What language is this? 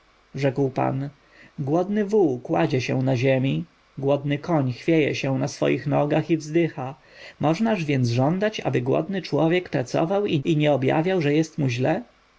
Polish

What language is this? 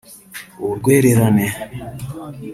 Kinyarwanda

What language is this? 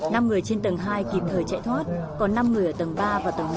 Vietnamese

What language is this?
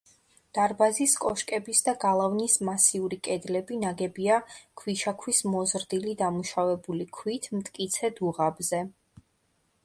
Georgian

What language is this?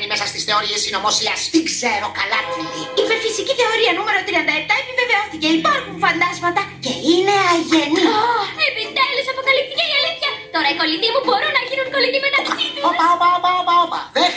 Greek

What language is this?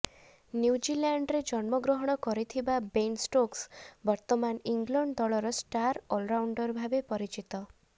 Odia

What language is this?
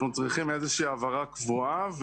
Hebrew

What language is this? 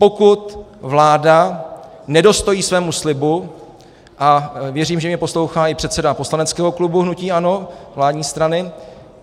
Czech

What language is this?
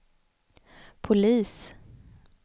Swedish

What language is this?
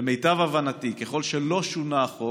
Hebrew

